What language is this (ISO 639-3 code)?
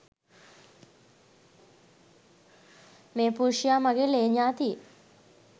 sin